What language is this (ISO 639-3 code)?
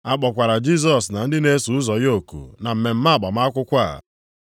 ibo